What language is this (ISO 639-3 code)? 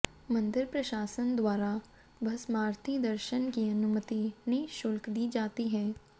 hin